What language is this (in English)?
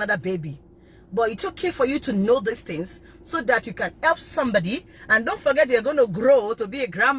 English